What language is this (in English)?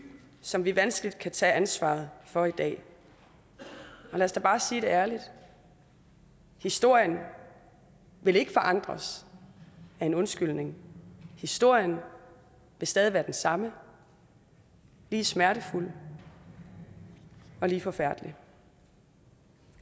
Danish